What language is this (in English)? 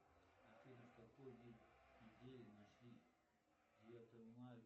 Russian